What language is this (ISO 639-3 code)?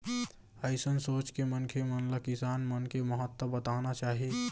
hne